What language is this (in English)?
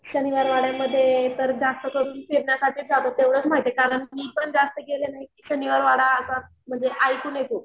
Marathi